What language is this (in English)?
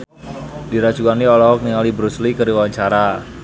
Sundanese